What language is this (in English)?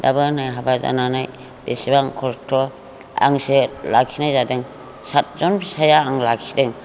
Bodo